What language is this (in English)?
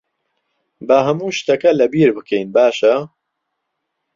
Central Kurdish